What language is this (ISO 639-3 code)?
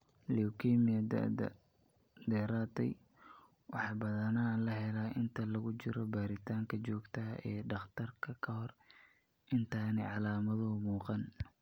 som